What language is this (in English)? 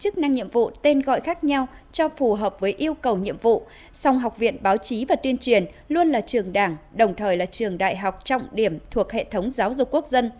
Vietnamese